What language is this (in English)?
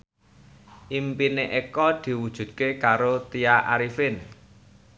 Javanese